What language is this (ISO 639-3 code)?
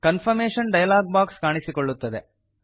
kan